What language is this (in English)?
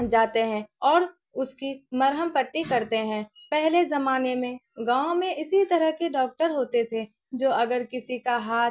Urdu